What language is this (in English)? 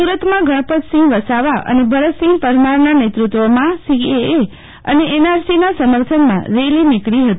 Gujarati